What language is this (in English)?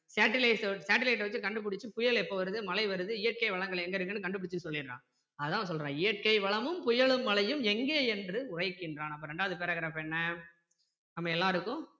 Tamil